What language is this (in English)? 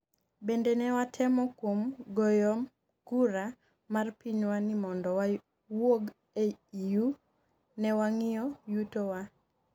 Luo (Kenya and Tanzania)